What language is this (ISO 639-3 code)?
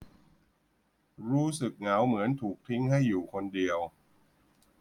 tha